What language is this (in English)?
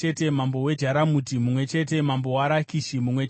Shona